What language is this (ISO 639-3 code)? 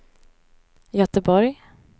swe